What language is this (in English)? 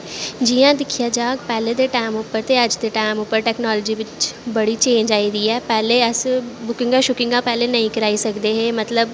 Dogri